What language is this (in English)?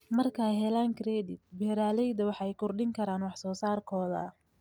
Somali